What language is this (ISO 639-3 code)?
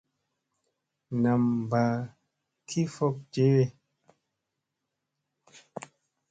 mse